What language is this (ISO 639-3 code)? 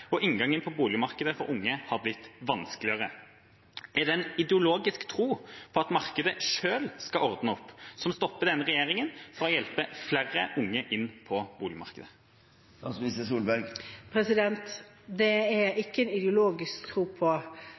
nob